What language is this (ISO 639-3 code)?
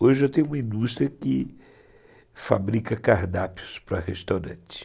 por